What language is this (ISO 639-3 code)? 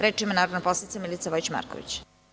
srp